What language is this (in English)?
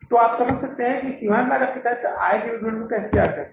Hindi